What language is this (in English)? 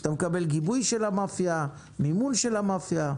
Hebrew